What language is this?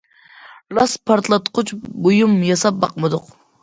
Uyghur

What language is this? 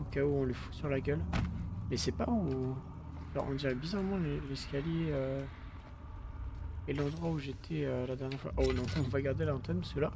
French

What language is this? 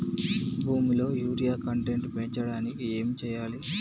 Telugu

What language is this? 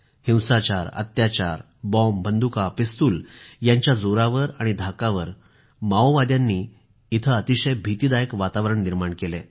Marathi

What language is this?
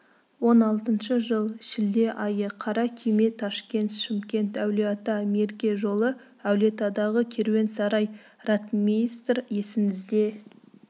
Kazakh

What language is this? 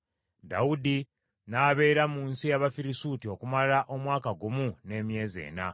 Ganda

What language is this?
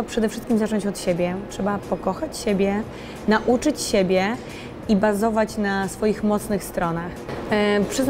Polish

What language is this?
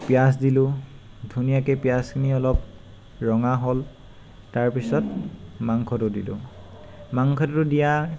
Assamese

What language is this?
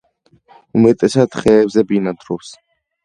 Georgian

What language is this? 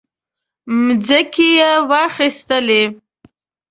Pashto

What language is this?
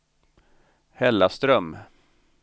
Swedish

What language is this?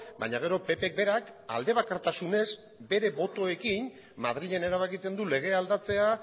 Basque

